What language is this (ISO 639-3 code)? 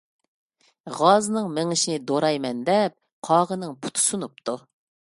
uig